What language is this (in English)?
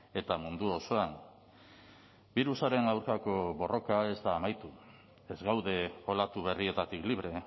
Basque